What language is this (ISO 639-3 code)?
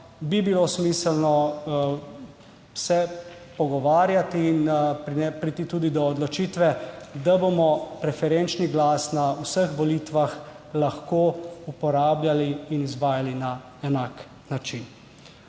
slv